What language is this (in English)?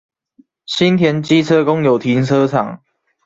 Chinese